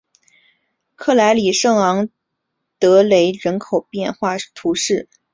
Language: Chinese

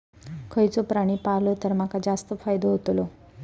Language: Marathi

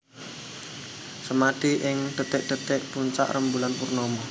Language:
Javanese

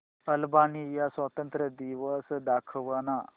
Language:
Marathi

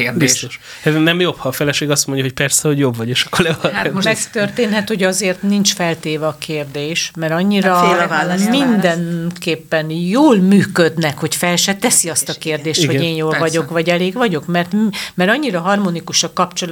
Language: Hungarian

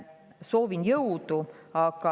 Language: Estonian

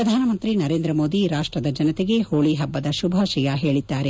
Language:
Kannada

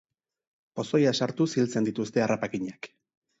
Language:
Basque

